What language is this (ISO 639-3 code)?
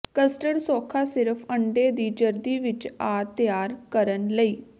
pan